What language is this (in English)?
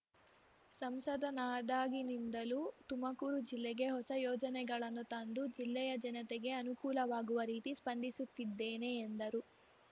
Kannada